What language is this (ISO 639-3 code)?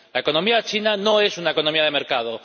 spa